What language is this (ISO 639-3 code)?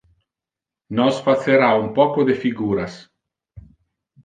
ina